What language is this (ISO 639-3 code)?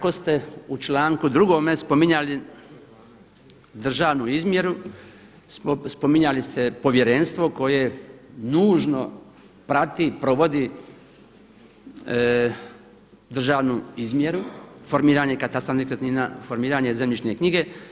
hrv